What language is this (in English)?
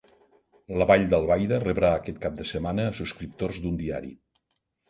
Catalan